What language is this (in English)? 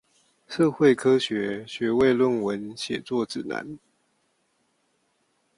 Chinese